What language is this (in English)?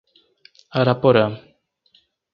Portuguese